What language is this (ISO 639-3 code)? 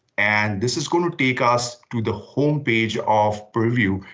eng